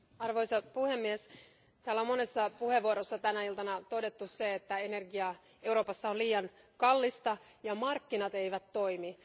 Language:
Finnish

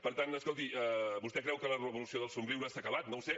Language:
Catalan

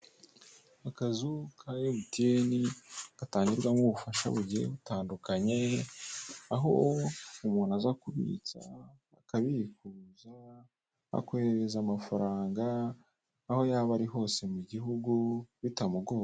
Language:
Kinyarwanda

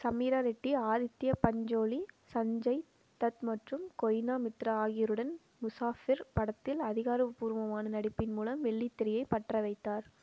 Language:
Tamil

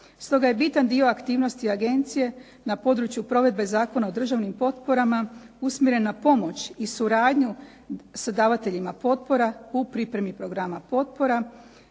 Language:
Croatian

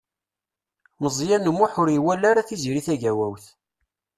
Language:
Kabyle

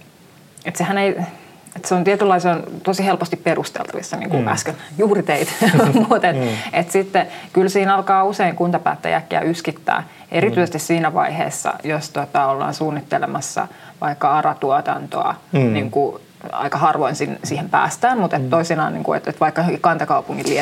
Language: Finnish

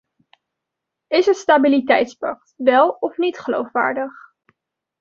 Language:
Dutch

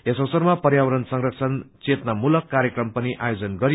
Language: Nepali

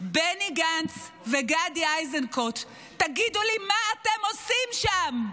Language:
Hebrew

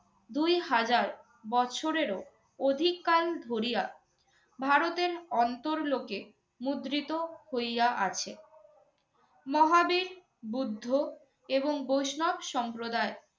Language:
Bangla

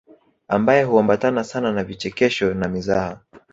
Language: Swahili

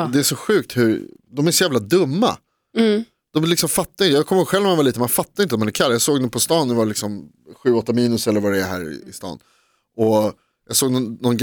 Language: Swedish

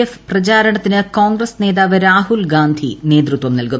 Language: Malayalam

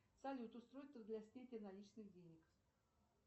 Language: Russian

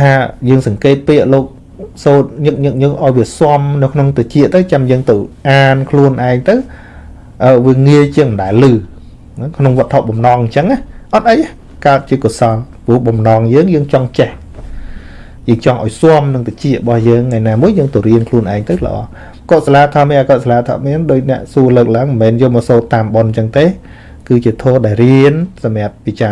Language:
Vietnamese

